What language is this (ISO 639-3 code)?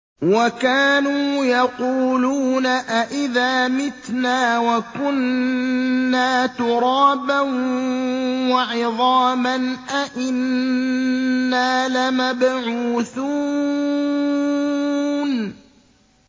ara